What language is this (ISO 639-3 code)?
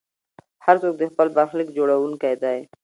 pus